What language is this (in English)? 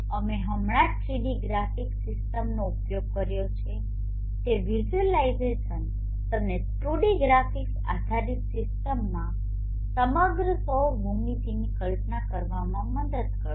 Gujarati